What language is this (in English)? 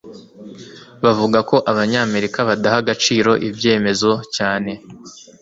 Kinyarwanda